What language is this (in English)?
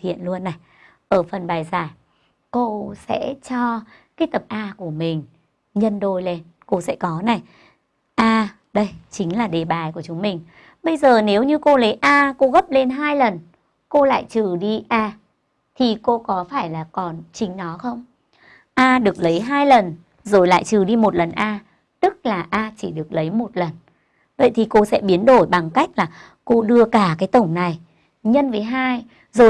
Vietnamese